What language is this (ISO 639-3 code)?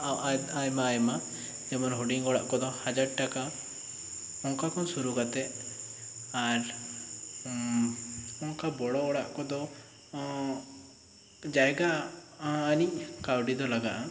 sat